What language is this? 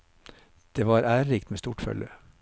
Norwegian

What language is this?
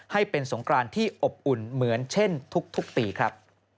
Thai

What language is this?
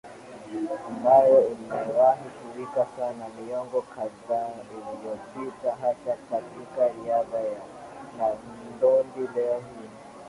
Swahili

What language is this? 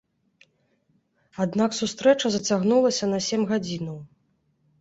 Belarusian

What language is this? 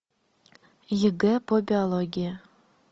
Russian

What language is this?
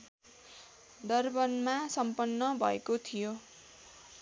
Nepali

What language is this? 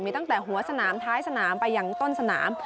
Thai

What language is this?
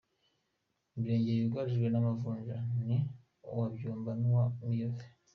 Kinyarwanda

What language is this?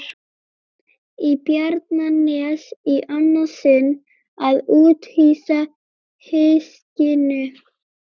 Icelandic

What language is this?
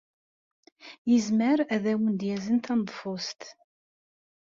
Kabyle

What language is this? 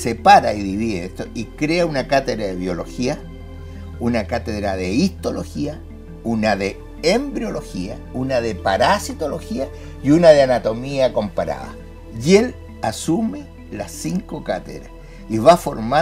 Spanish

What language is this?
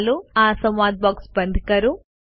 Gujarati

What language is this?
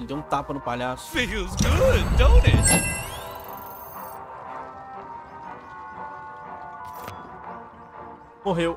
Portuguese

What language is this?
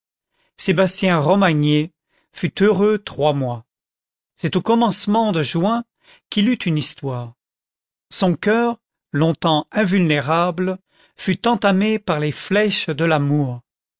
French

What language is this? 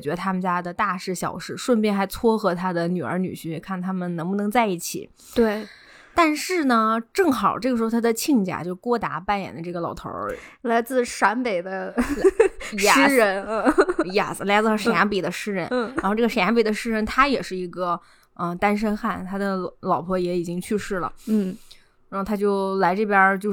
Chinese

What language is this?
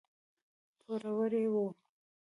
Pashto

